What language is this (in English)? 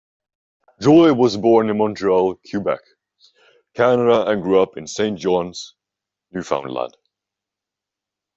English